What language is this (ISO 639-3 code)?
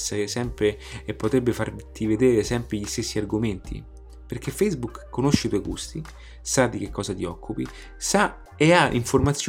ita